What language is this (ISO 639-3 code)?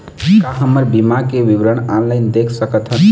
hne